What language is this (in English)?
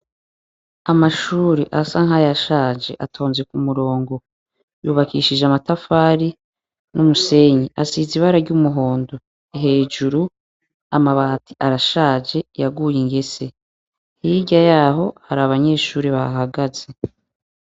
Rundi